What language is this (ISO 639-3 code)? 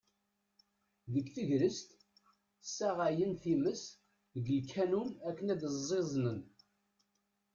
kab